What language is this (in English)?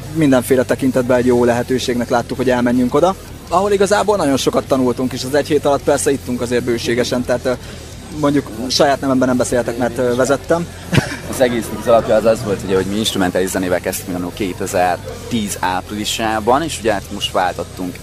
Hungarian